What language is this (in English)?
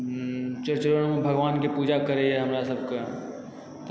Maithili